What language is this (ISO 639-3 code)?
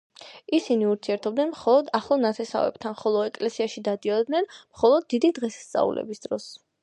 kat